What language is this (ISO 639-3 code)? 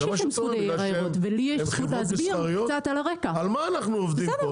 heb